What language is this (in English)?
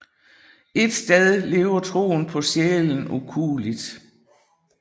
Danish